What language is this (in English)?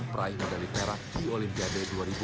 Indonesian